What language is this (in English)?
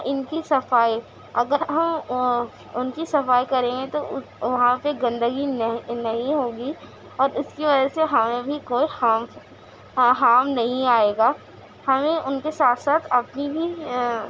Urdu